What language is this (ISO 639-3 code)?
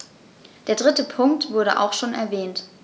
deu